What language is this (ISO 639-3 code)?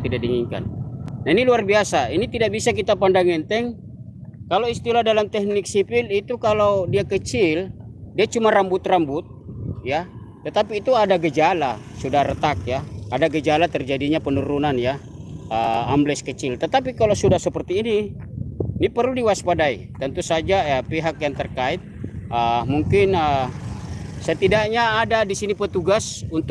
ind